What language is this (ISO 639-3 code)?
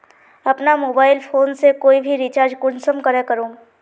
mag